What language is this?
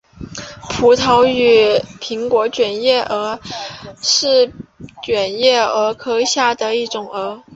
Chinese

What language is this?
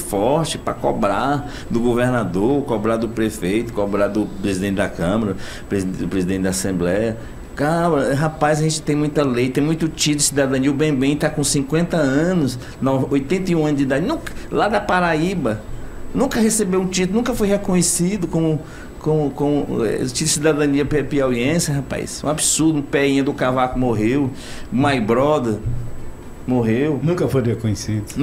Portuguese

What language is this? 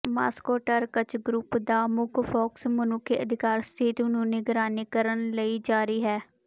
Punjabi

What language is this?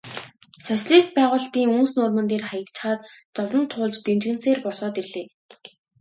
Mongolian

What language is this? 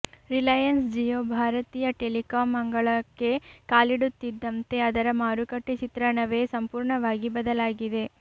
Kannada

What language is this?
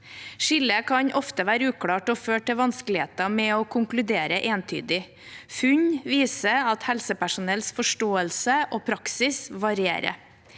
Norwegian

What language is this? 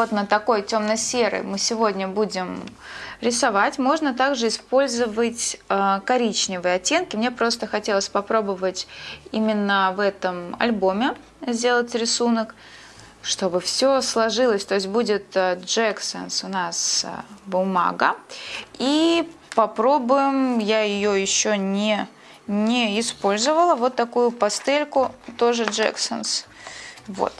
Russian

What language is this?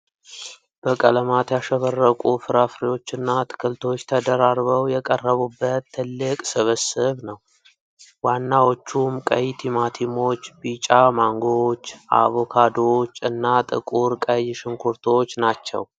Amharic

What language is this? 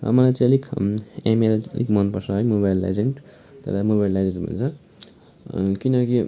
Nepali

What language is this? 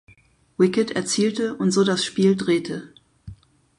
German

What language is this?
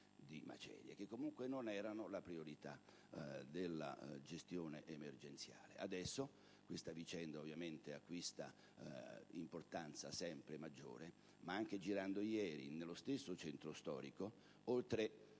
Italian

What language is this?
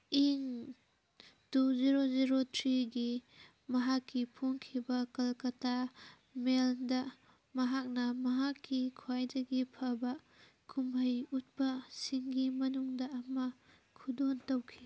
Manipuri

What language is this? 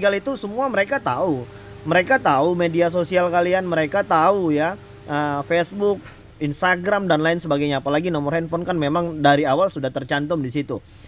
Indonesian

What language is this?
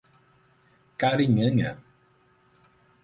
Portuguese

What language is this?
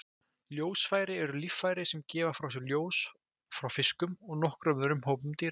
Icelandic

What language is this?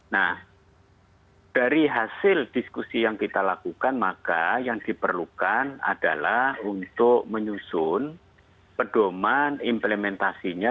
Indonesian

